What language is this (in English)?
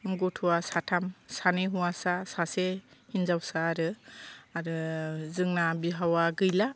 Bodo